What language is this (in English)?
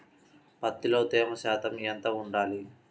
Telugu